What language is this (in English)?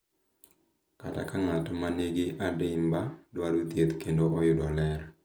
Luo (Kenya and Tanzania)